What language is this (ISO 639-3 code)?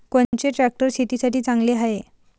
mar